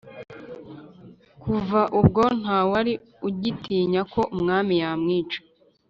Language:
Kinyarwanda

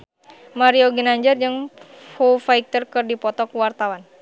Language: Sundanese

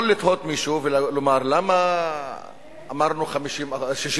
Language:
Hebrew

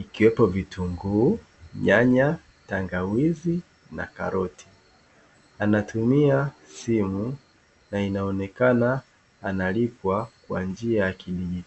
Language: Swahili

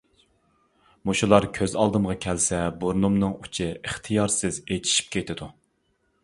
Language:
Uyghur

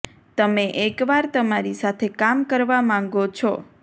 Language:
Gujarati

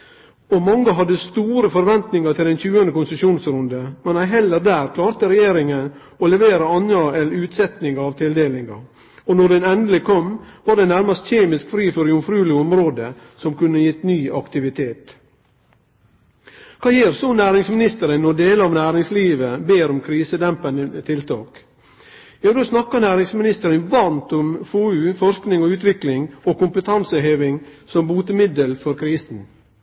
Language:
Norwegian Nynorsk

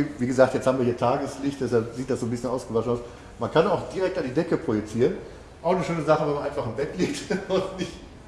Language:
German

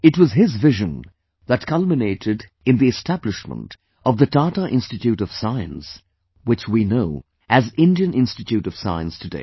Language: English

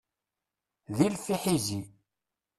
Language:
Kabyle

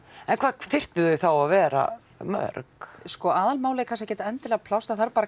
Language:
Icelandic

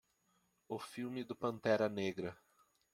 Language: Portuguese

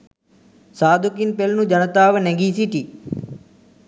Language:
Sinhala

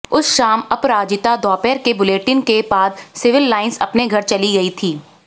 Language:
Hindi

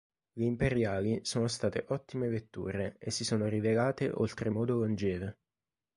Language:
Italian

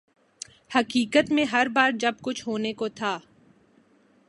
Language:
Urdu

